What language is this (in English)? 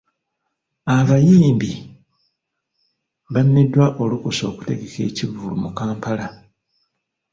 Ganda